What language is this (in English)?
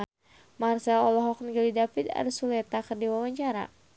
Sundanese